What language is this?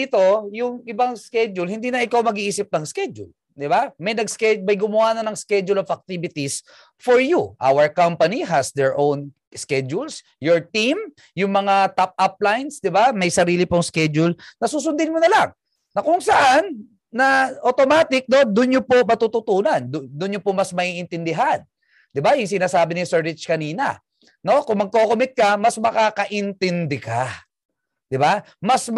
Filipino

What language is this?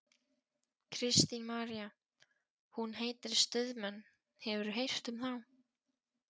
Icelandic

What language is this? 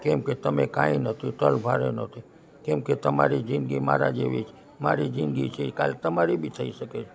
Gujarati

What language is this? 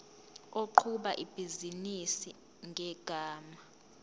Zulu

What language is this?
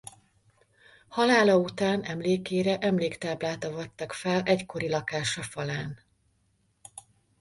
Hungarian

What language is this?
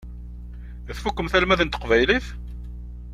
Kabyle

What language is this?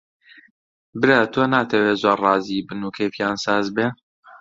Central Kurdish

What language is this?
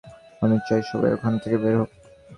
Bangla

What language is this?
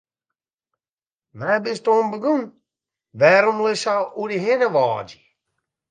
Western Frisian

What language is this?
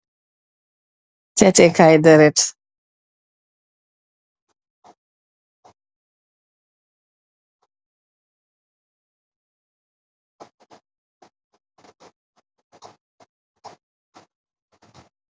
Wolof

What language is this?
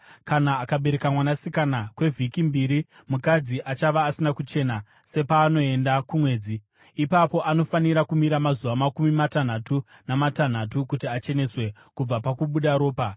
Shona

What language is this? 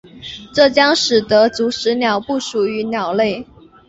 Chinese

